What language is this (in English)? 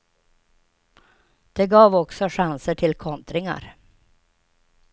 Swedish